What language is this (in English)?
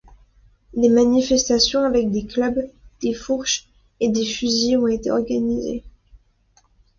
French